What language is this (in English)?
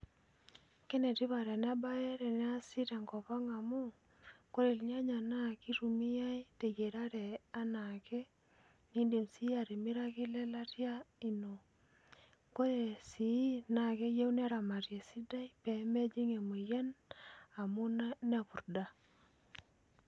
Masai